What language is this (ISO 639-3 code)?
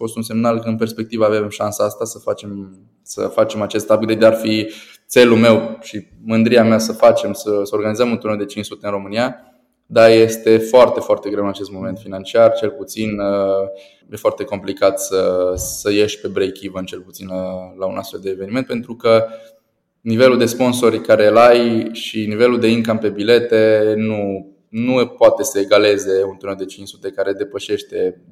ron